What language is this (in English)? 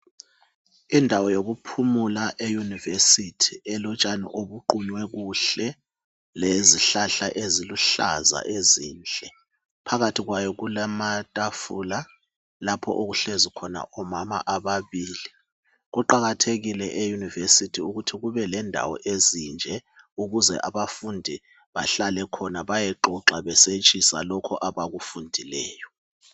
North Ndebele